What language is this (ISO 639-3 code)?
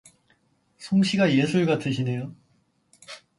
kor